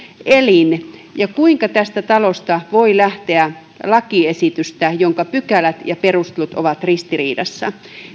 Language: Finnish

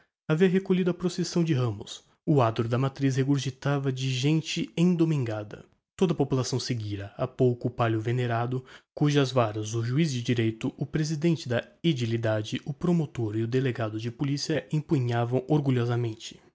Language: Portuguese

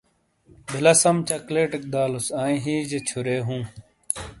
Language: Shina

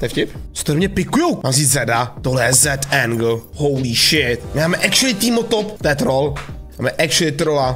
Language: Czech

